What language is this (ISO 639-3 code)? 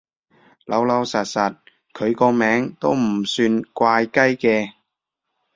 yue